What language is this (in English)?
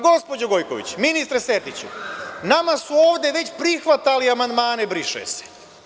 Serbian